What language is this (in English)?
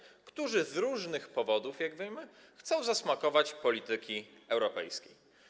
Polish